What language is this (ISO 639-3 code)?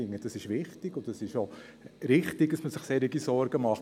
gsw